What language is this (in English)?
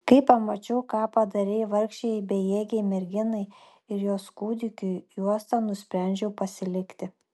Lithuanian